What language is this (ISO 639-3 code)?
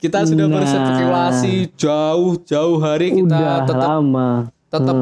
ind